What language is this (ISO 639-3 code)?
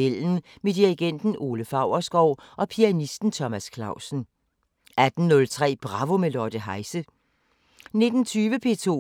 dan